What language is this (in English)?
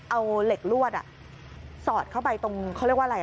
Thai